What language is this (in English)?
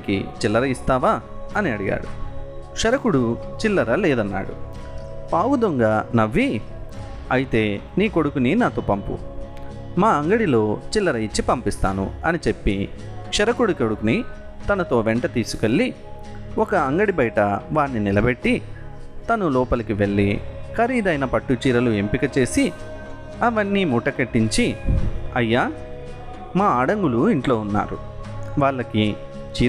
Telugu